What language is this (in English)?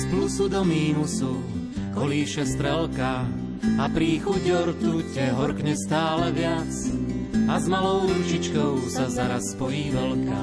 Slovak